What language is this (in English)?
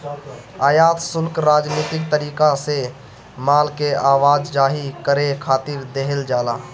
Bhojpuri